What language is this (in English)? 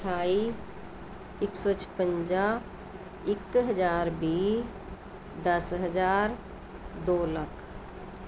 Punjabi